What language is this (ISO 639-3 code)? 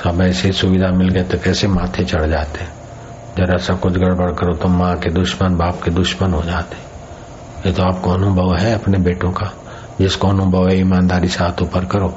hin